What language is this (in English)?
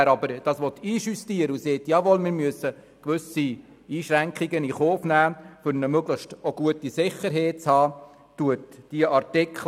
Swiss German